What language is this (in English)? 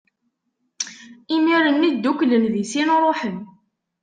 Kabyle